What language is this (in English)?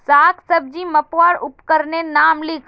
Magahi